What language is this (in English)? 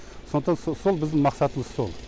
Kazakh